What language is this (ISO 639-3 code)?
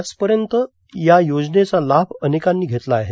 mar